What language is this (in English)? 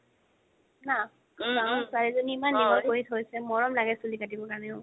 Assamese